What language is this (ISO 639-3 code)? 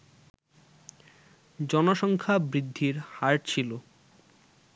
ben